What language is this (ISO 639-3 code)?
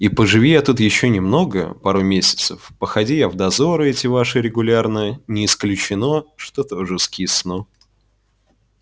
rus